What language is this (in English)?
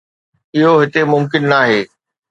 Sindhi